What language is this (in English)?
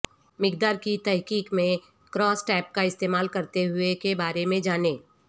Urdu